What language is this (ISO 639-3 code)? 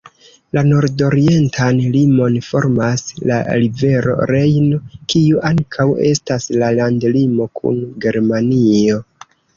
epo